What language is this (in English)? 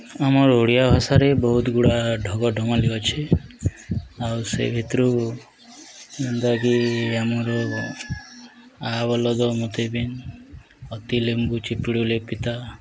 Odia